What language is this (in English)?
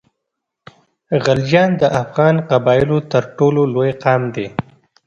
Pashto